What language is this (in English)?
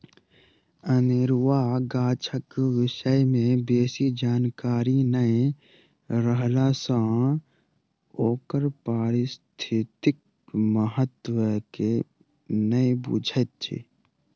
Maithili